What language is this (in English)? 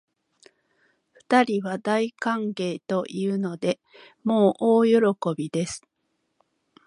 Japanese